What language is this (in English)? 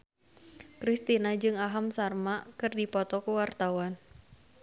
Sundanese